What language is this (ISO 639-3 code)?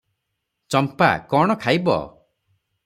ori